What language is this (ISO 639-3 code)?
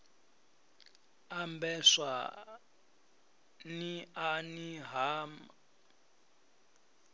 ven